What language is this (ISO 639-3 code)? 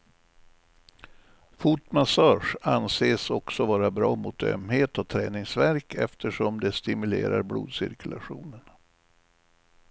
swe